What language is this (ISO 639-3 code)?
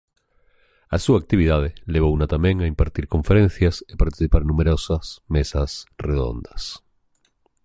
glg